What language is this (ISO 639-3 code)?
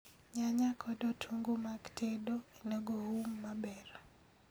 luo